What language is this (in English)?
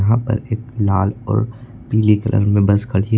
Hindi